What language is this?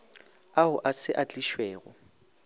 Northern Sotho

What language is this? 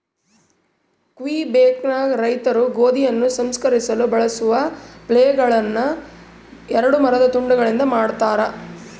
Kannada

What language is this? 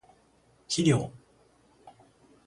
Japanese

